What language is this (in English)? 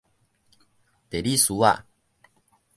Min Nan Chinese